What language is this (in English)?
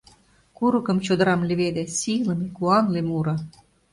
Mari